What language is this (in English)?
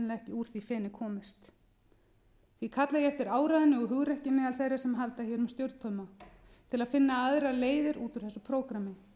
Icelandic